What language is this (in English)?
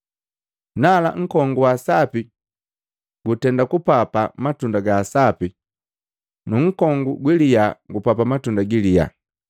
Matengo